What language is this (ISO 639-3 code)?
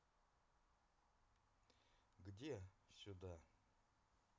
rus